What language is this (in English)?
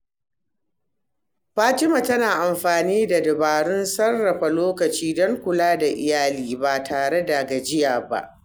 Hausa